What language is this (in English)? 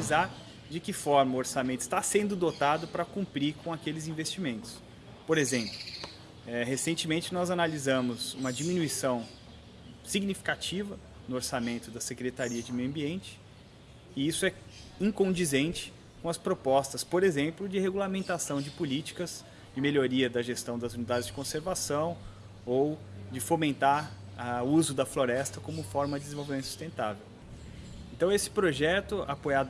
Portuguese